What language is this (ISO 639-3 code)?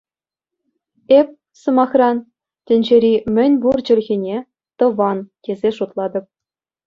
chv